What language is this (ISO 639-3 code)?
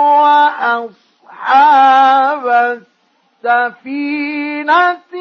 ara